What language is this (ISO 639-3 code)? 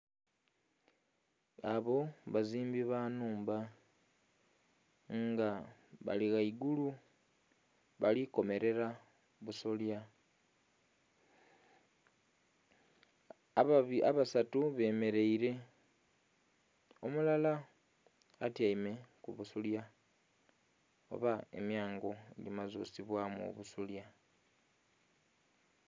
xog